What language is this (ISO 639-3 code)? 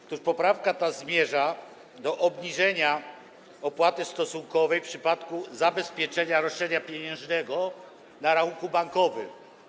pol